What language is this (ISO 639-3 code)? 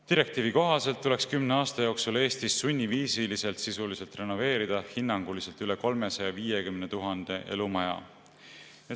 est